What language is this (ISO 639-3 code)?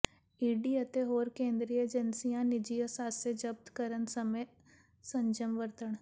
pan